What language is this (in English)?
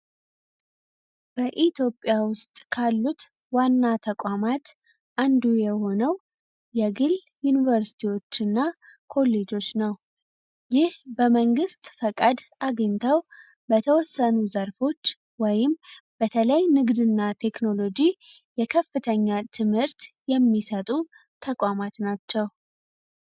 Amharic